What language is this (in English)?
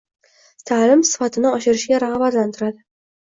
Uzbek